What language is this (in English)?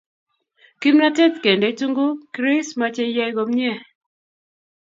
Kalenjin